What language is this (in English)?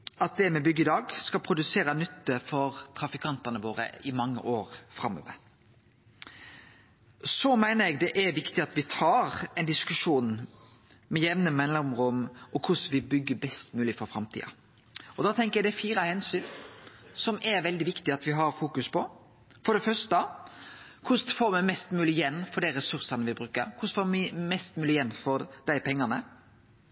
Norwegian Nynorsk